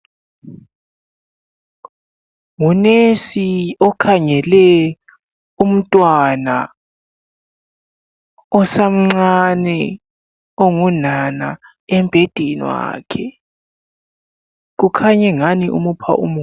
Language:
North Ndebele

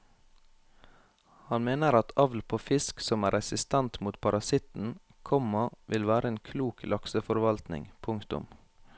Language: Norwegian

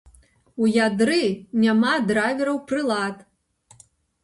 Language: Belarusian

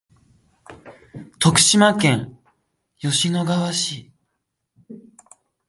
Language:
Japanese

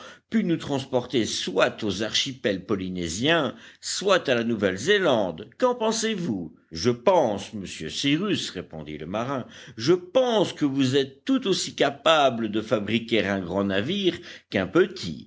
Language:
French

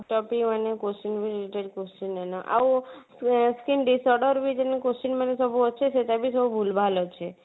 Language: Odia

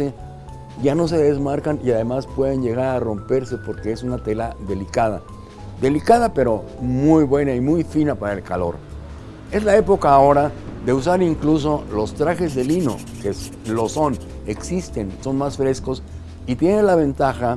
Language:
Spanish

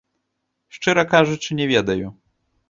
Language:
Belarusian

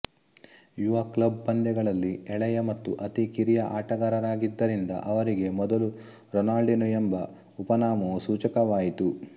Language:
Kannada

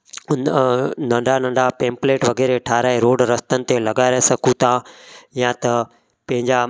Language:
Sindhi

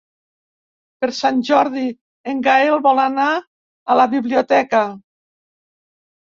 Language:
Catalan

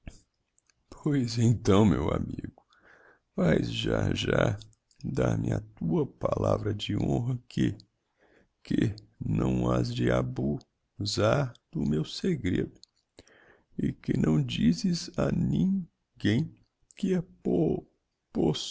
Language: Portuguese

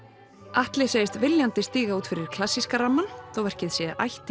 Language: Icelandic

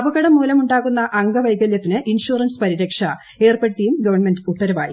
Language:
Malayalam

